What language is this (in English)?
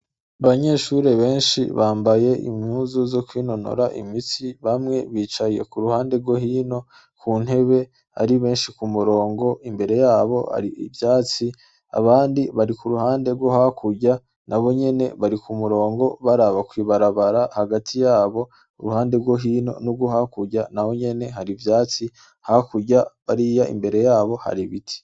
Rundi